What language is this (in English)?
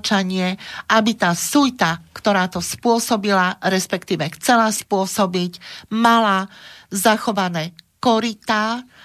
Slovak